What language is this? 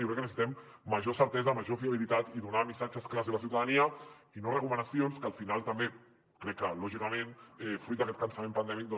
Catalan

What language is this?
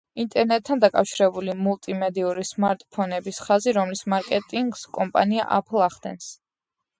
Georgian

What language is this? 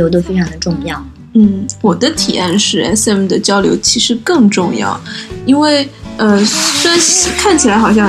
Chinese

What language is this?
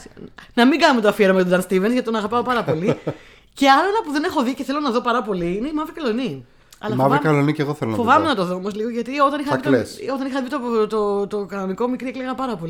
Greek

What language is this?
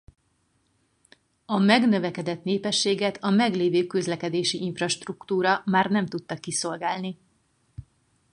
Hungarian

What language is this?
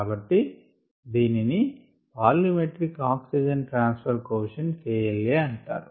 Telugu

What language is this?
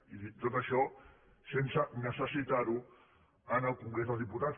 Catalan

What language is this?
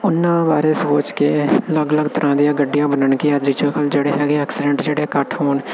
Punjabi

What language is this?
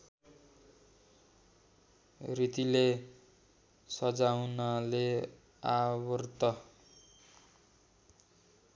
Nepali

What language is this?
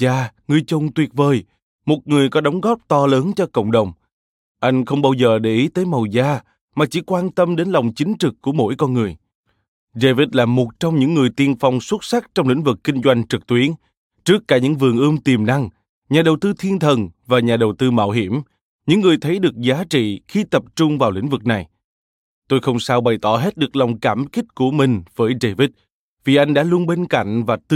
Vietnamese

